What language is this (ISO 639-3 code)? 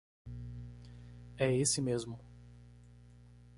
por